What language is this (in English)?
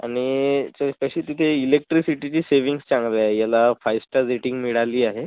Marathi